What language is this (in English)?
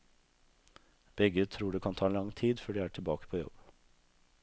Norwegian